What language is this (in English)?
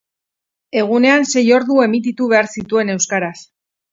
Basque